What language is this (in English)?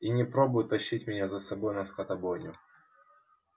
Russian